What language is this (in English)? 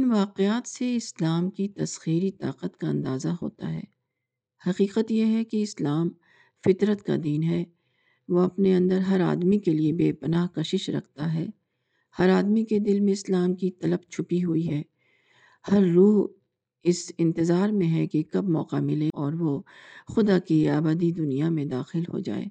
Urdu